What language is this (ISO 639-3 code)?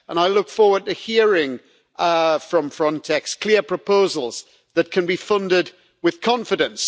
eng